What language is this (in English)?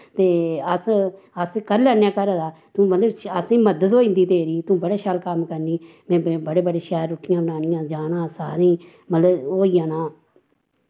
Dogri